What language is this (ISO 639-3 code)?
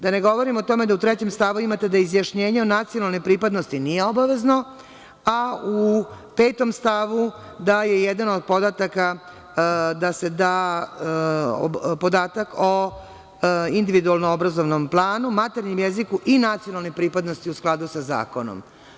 srp